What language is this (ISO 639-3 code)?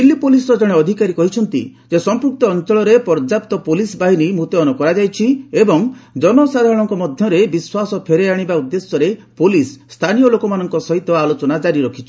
ori